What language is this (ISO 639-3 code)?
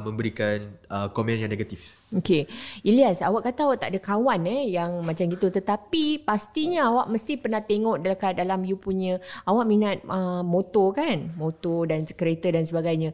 msa